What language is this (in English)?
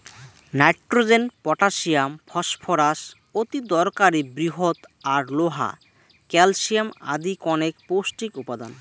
Bangla